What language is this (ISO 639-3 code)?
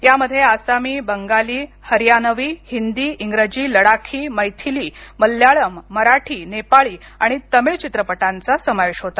mar